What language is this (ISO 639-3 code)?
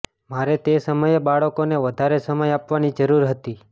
guj